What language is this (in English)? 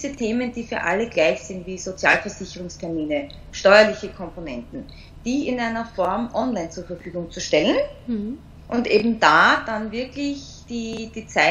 German